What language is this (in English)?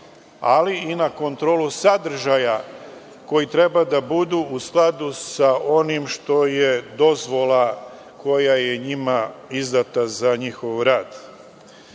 Serbian